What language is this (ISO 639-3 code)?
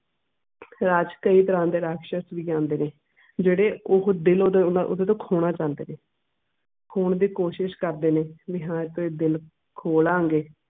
pan